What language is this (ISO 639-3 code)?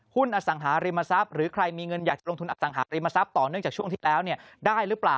tha